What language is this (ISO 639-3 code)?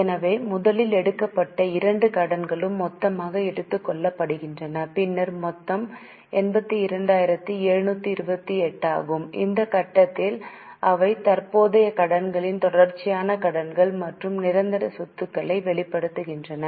tam